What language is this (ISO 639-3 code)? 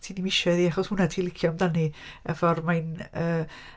cym